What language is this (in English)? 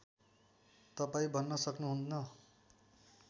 Nepali